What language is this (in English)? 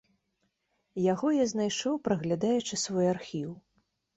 Belarusian